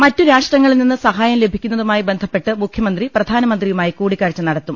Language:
Malayalam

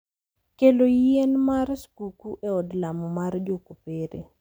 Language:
Luo (Kenya and Tanzania)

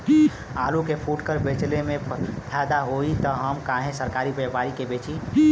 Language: Bhojpuri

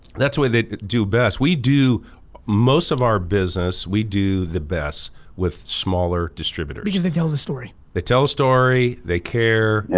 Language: English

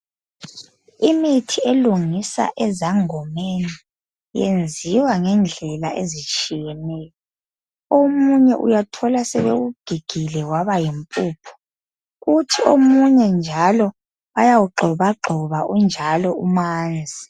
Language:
North Ndebele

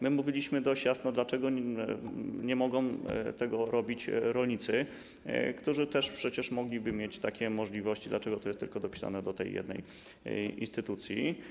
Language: Polish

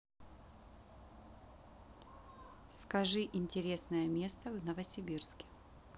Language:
Russian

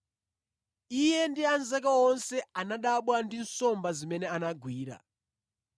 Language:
Nyanja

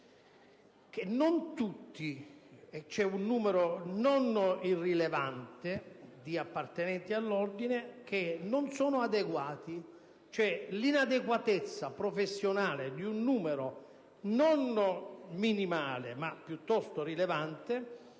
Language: Italian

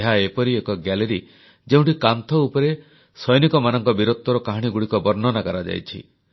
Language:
Odia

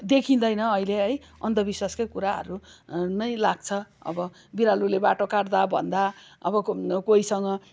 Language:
Nepali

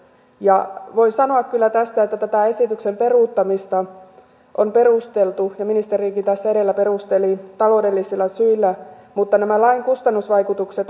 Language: Finnish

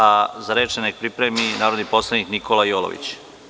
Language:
Serbian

